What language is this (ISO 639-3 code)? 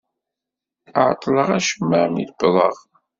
kab